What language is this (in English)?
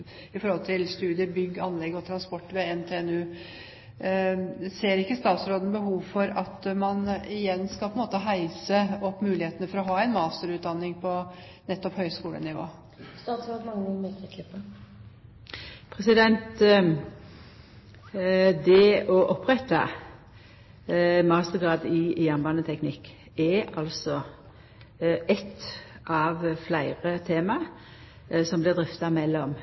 Norwegian